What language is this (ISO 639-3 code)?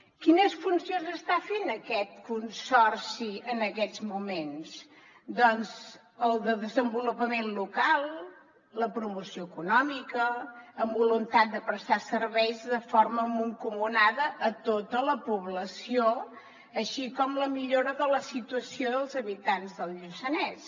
cat